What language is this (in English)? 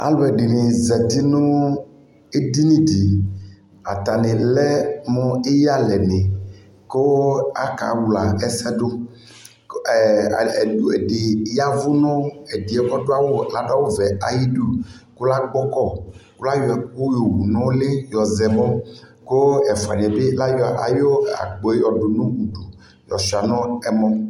Ikposo